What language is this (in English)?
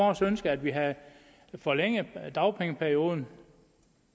Danish